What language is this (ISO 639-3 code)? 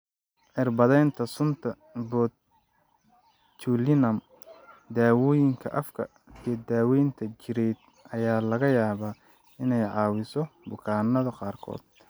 som